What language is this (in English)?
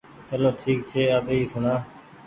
Goaria